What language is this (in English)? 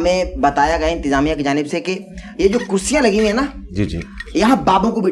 Urdu